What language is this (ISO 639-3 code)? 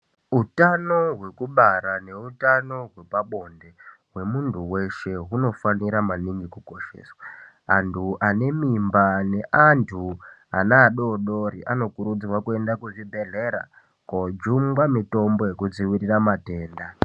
ndc